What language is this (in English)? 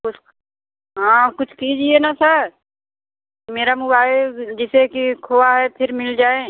Hindi